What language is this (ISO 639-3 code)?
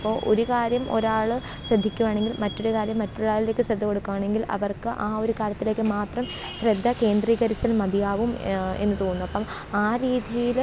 mal